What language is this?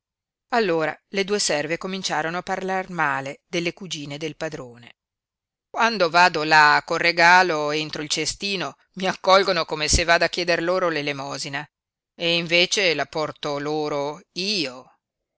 Italian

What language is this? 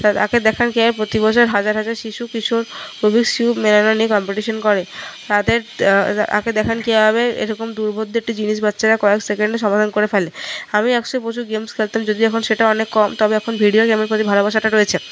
Bangla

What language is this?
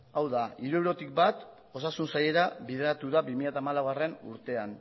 Basque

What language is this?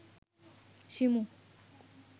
Bangla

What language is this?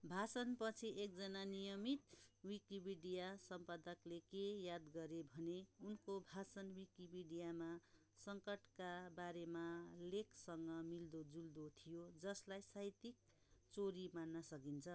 Nepali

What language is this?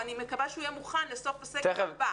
Hebrew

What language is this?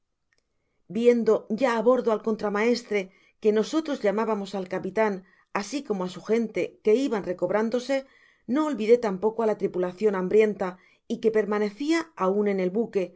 Spanish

